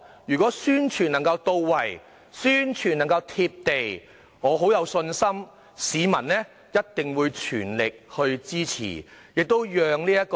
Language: Cantonese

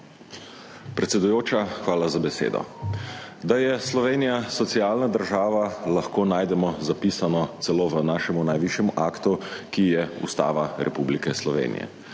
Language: Slovenian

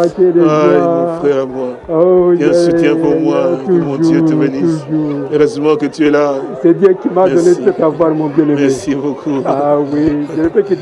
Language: French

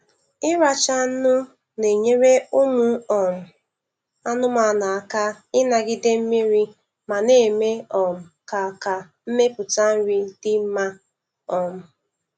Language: Igbo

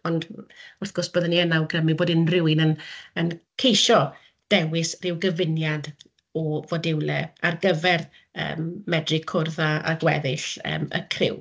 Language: Welsh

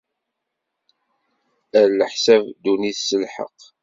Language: Kabyle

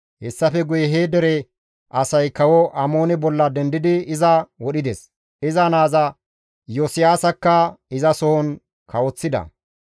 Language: Gamo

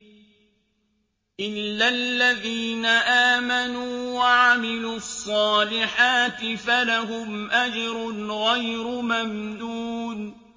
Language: Arabic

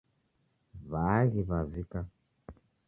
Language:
Taita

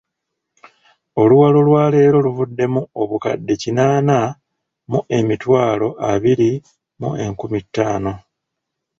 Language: Ganda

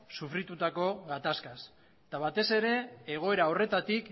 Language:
Basque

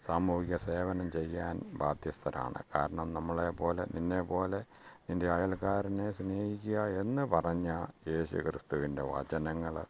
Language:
Malayalam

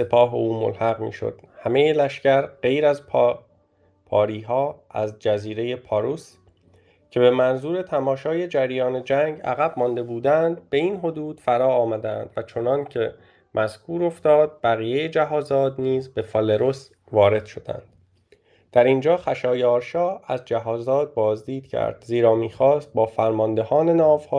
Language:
Persian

